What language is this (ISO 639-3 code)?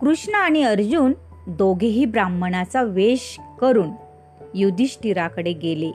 mar